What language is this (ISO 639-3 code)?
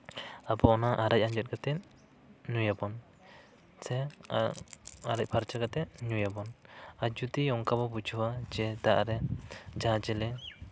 sat